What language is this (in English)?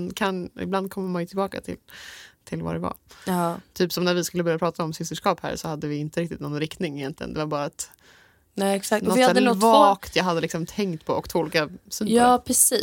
Swedish